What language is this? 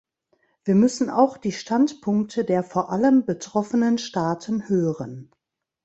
German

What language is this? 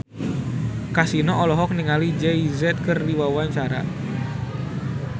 Sundanese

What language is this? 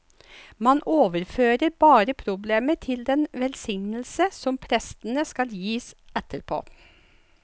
Norwegian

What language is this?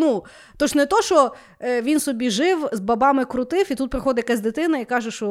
Ukrainian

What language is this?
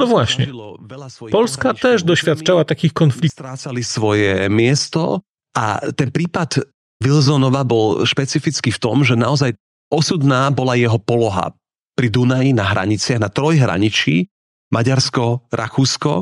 Polish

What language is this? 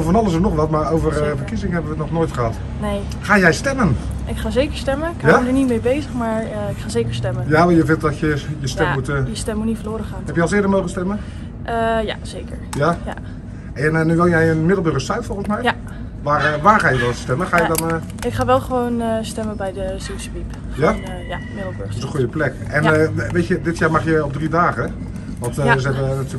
Dutch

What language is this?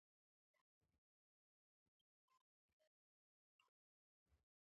Pashto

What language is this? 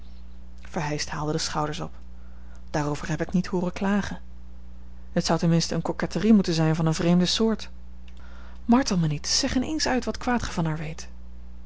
Dutch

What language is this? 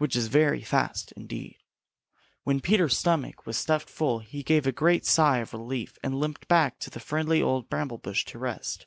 English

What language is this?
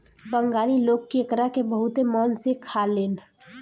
Bhojpuri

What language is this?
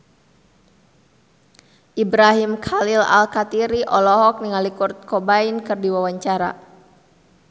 Sundanese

